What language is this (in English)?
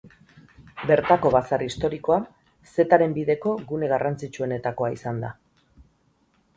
Basque